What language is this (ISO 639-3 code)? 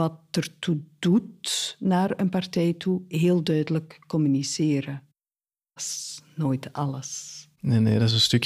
nld